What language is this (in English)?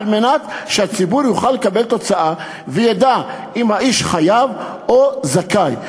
Hebrew